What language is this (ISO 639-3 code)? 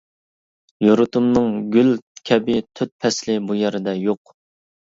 uig